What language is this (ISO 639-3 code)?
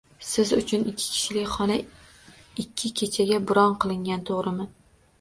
uzb